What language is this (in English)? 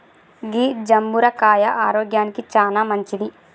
Telugu